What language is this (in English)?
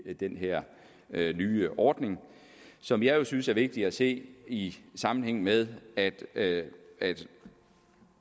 Danish